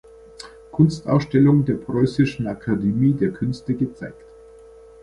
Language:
German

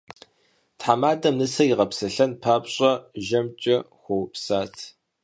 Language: Kabardian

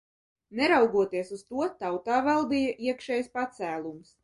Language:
Latvian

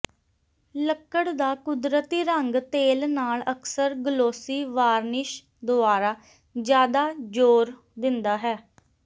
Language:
Punjabi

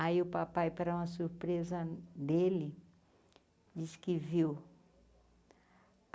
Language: Portuguese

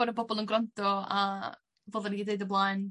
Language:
Welsh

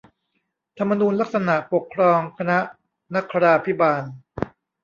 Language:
Thai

